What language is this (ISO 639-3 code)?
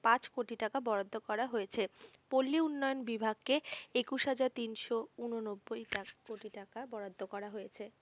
ben